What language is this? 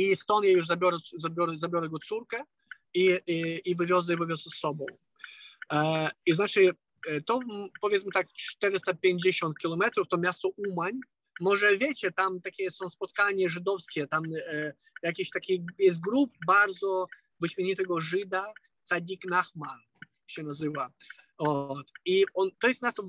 Polish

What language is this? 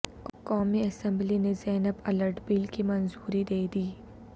Urdu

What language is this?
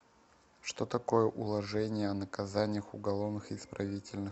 Russian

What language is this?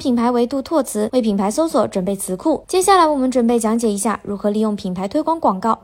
Chinese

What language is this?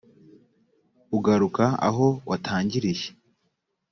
Kinyarwanda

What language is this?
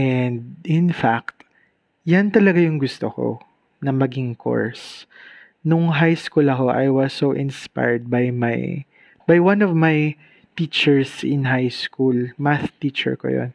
Filipino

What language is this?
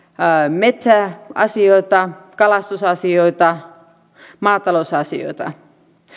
Finnish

